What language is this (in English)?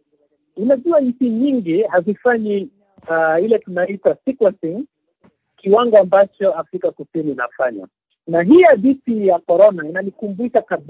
Swahili